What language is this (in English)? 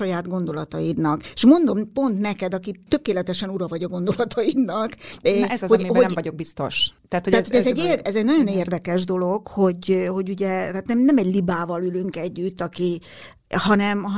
Hungarian